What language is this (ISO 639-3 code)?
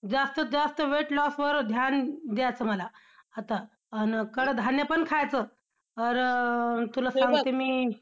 mar